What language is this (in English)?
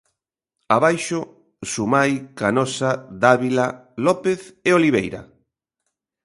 Galician